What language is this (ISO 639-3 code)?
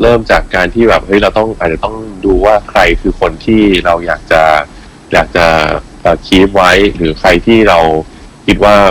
tha